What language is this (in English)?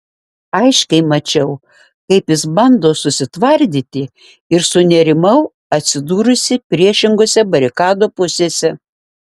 Lithuanian